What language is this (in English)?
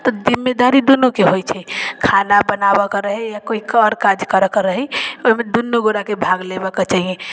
Maithili